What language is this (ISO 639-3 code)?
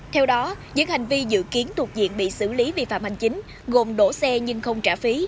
vie